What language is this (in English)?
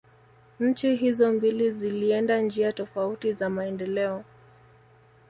Swahili